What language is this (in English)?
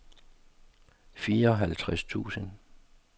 Danish